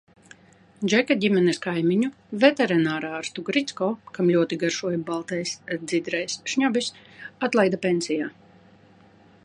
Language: Latvian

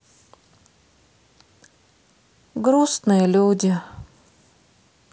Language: Russian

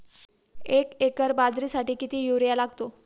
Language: Marathi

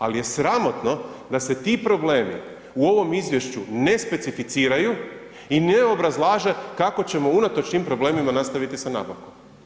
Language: Croatian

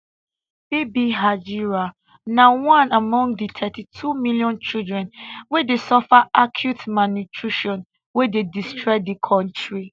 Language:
Nigerian Pidgin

